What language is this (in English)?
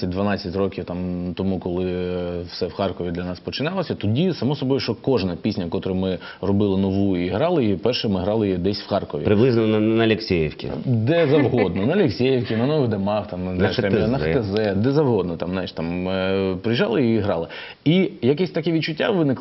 Ukrainian